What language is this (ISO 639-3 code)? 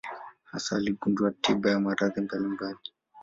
swa